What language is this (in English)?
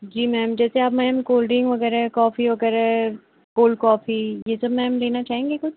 Hindi